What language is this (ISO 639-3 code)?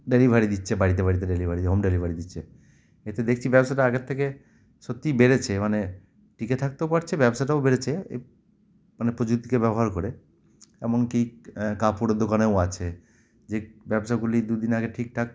ben